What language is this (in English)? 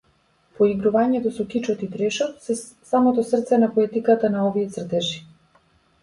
Macedonian